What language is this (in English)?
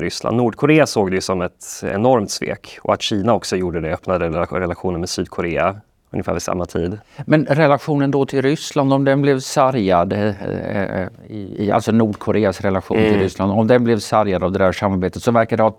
Swedish